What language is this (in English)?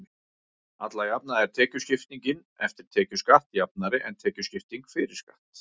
Icelandic